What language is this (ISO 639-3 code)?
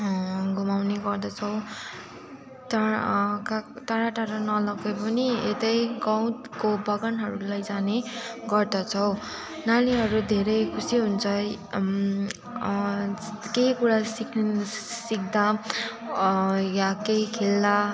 nep